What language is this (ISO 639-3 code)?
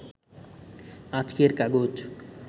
ben